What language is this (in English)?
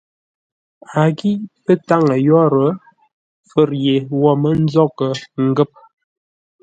Ngombale